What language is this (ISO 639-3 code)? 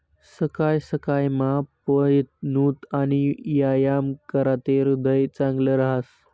mar